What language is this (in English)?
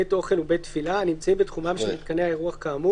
Hebrew